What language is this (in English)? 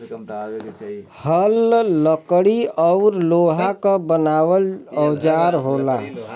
Bhojpuri